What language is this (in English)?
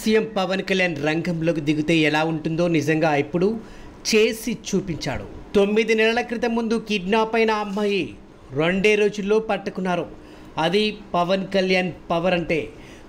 Telugu